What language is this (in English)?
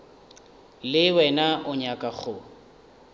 Northern Sotho